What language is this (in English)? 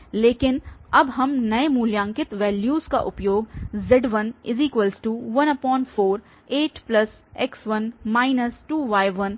Hindi